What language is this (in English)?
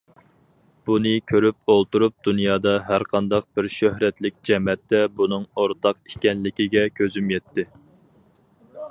Uyghur